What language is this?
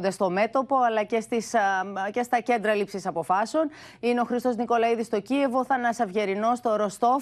Greek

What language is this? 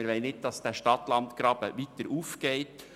Swiss German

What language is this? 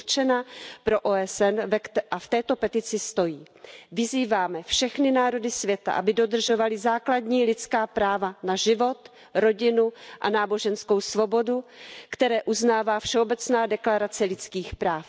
Czech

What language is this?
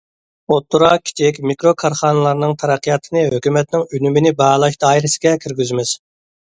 Uyghur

